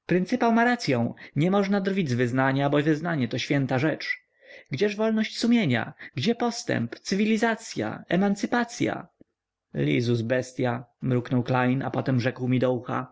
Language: Polish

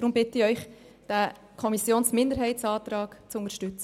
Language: Swiss German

